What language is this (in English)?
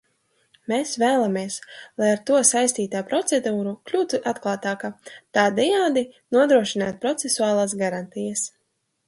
Latvian